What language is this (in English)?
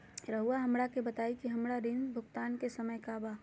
Magahi